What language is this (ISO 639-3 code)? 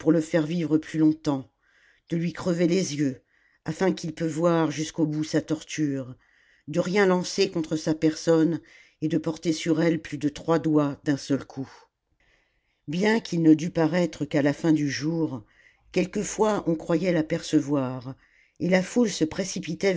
fra